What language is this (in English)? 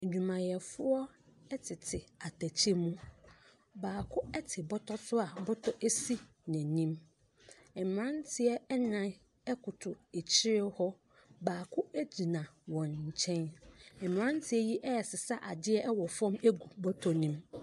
Akan